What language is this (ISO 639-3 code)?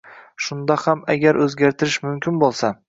uzb